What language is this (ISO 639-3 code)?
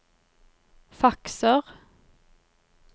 nor